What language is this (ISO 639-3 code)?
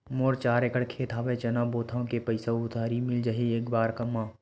hne